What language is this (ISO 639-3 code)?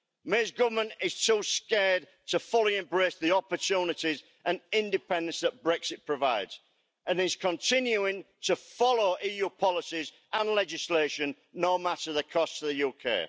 eng